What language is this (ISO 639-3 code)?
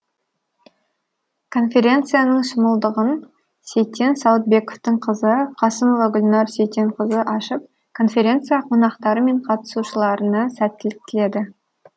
kaz